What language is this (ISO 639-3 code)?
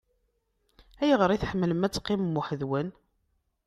kab